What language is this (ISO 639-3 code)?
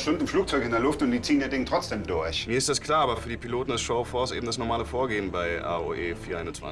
deu